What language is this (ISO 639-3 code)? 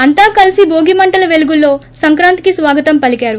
tel